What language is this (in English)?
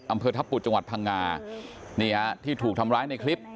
Thai